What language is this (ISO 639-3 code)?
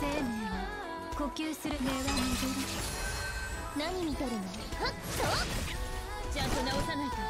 jpn